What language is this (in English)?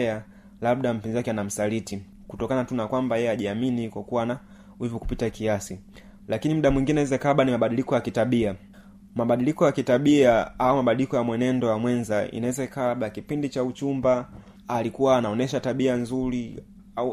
Swahili